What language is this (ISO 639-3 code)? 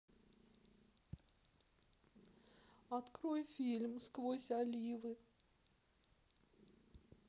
rus